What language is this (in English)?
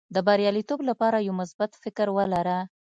Pashto